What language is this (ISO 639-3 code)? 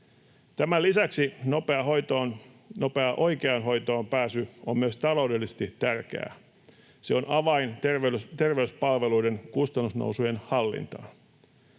fin